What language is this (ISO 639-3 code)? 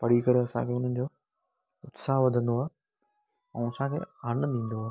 snd